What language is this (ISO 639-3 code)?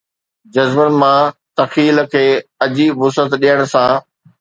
snd